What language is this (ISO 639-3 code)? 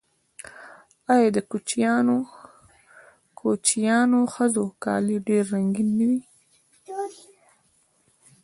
pus